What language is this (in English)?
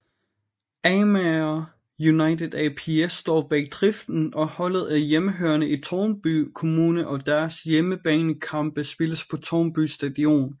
Danish